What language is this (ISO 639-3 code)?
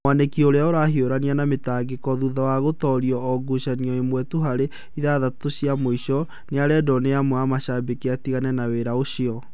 kik